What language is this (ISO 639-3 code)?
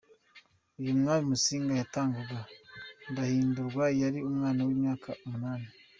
kin